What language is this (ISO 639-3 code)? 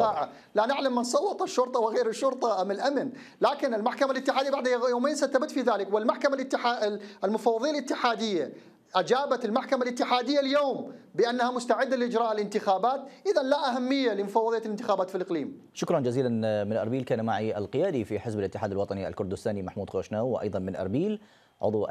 ara